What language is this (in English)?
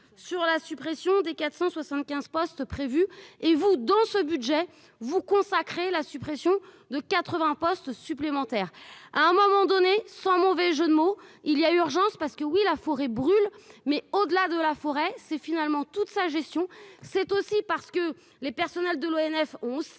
French